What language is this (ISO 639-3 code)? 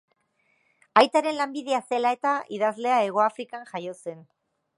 eus